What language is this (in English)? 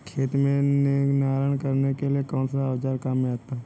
Hindi